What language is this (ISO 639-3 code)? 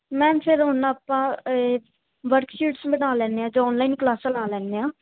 pan